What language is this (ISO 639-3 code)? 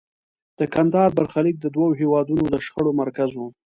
pus